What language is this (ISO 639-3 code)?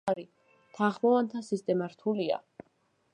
kat